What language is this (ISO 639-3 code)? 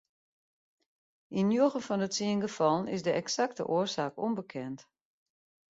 fry